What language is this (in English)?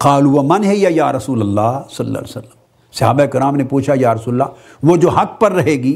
Urdu